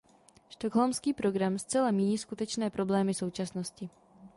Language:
Czech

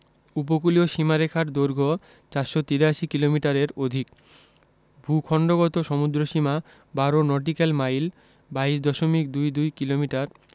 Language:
Bangla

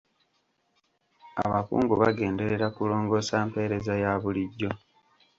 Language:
Ganda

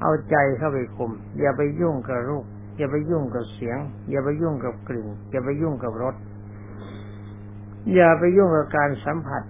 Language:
Thai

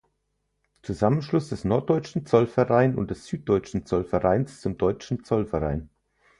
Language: German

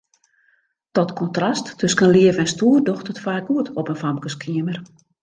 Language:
Western Frisian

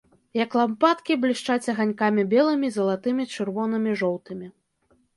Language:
Belarusian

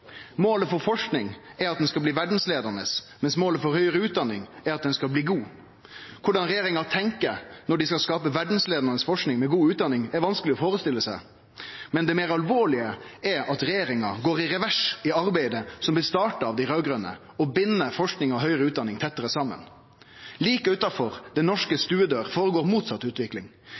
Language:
Norwegian Nynorsk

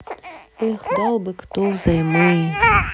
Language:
Russian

